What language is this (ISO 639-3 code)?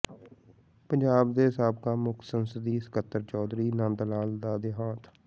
pan